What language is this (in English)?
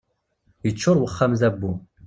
Kabyle